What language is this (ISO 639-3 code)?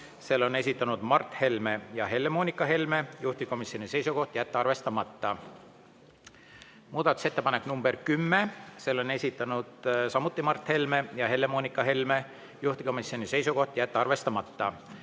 est